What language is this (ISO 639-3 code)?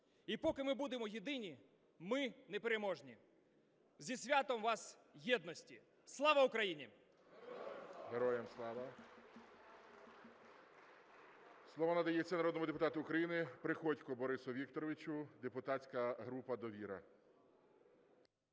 ukr